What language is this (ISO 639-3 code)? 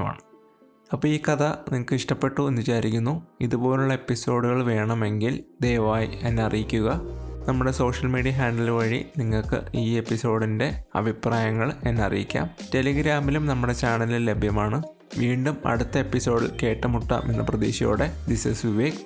mal